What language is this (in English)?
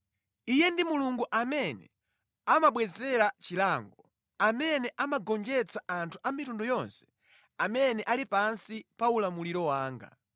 Nyanja